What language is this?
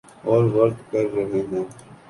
Urdu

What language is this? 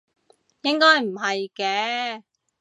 Cantonese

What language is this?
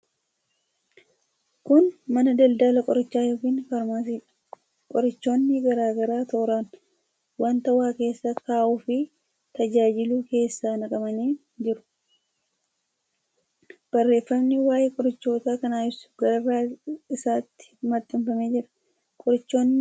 Oromo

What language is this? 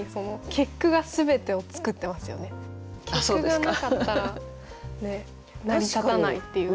Japanese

